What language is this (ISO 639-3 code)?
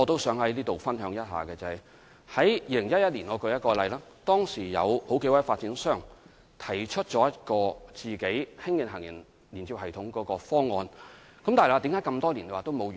yue